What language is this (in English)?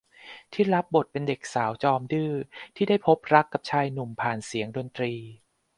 Thai